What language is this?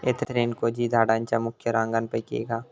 Marathi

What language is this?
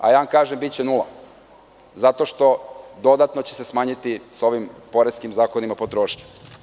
Serbian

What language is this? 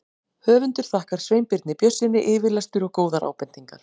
Icelandic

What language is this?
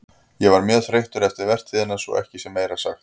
Icelandic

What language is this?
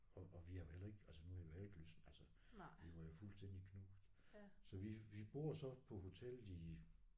Danish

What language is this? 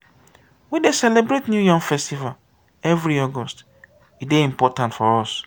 Nigerian Pidgin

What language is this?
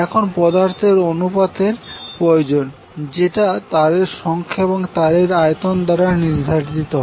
Bangla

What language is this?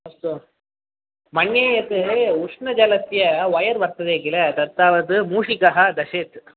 Sanskrit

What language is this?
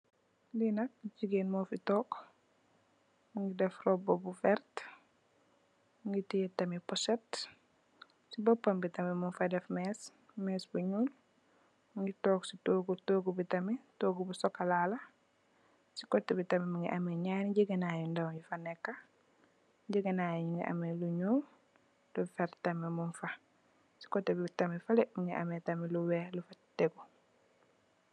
Wolof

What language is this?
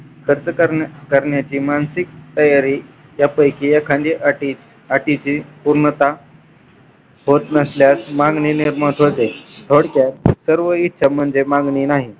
Marathi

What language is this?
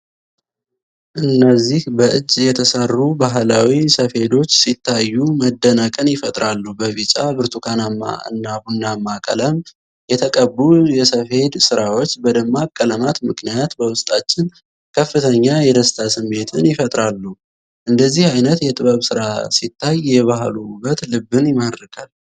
Amharic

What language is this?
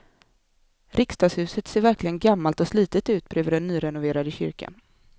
Swedish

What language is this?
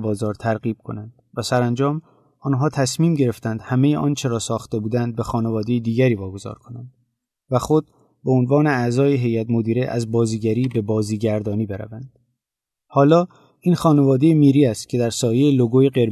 Persian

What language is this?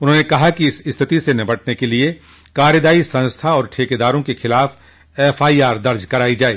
Hindi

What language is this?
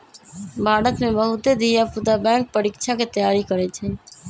Magahi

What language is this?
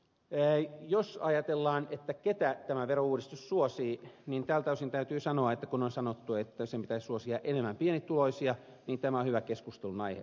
Finnish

